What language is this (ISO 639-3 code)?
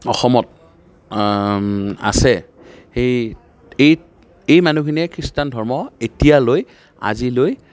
asm